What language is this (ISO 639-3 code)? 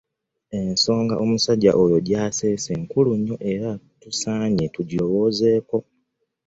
lug